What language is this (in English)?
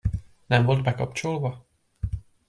Hungarian